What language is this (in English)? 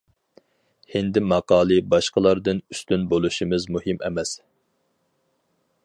Uyghur